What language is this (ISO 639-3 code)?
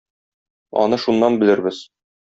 tat